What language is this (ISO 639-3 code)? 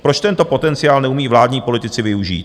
ces